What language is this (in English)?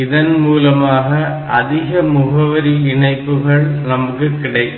Tamil